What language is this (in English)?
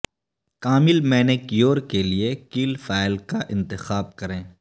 Urdu